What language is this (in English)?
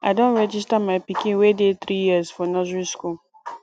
Nigerian Pidgin